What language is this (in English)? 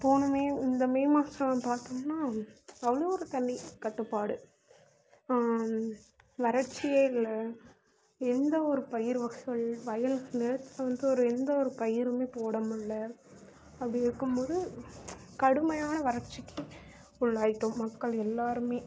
Tamil